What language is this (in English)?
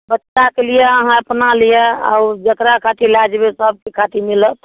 Maithili